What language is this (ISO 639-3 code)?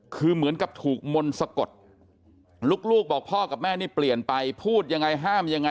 tha